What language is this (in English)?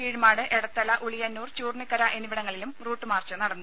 Malayalam